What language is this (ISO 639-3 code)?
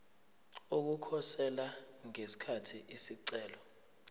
zul